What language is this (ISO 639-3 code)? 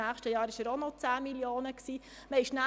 gsw